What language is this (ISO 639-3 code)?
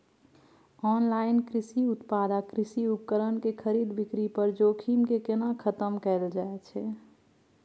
mai